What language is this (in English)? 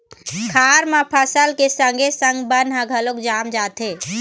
Chhattisgarhi